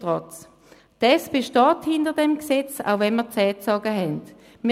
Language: Swiss German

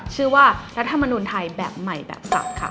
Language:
Thai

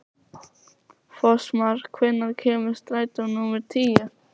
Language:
Icelandic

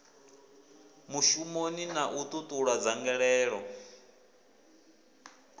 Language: Venda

